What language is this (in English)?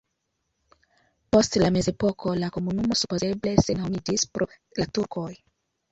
Esperanto